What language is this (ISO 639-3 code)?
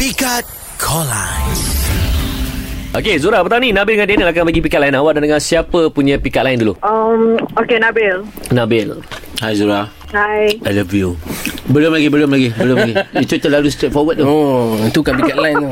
msa